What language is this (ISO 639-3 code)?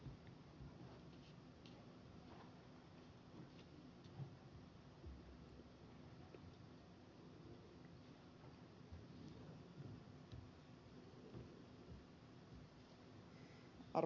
fin